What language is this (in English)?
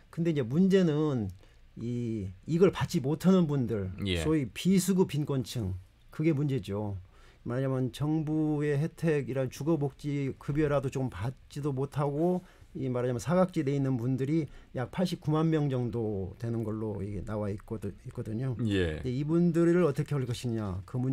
Korean